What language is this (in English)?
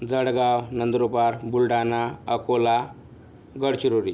Marathi